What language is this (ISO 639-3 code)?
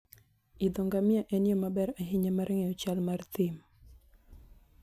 luo